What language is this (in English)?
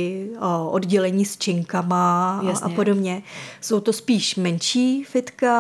Czech